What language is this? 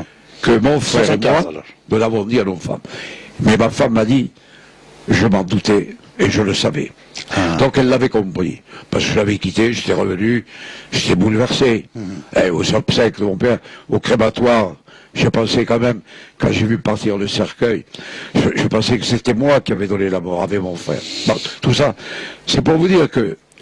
French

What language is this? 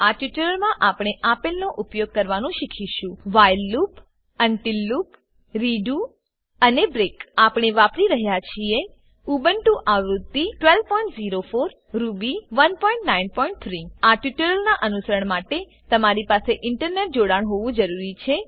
Gujarati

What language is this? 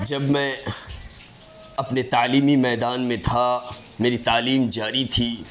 Urdu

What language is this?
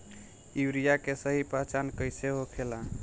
Bhojpuri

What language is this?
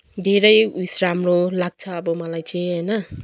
Nepali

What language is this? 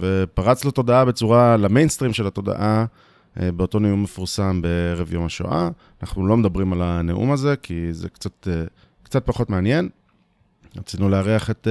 Hebrew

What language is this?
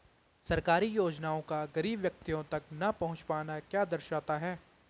Hindi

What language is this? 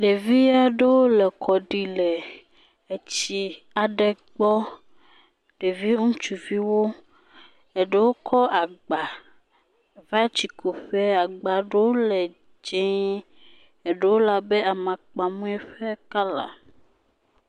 Ewe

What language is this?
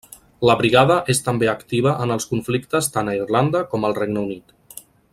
Catalan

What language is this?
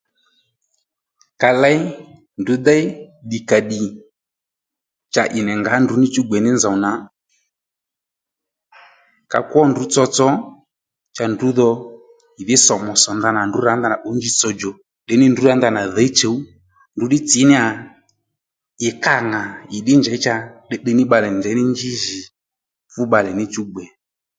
Lendu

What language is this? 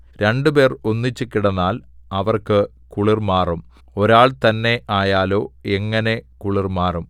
Malayalam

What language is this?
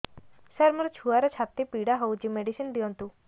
Odia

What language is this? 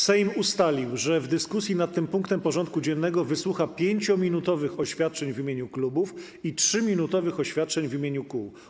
Polish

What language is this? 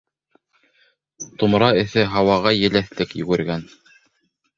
Bashkir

